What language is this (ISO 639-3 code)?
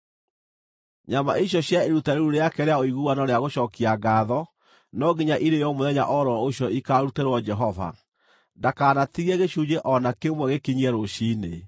kik